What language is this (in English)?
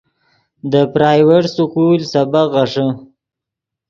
Yidgha